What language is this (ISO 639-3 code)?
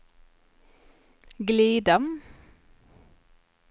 swe